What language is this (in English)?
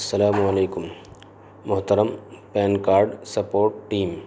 Urdu